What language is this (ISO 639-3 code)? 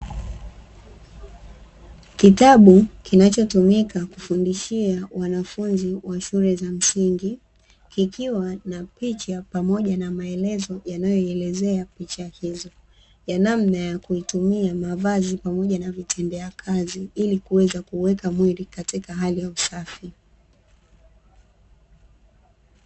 swa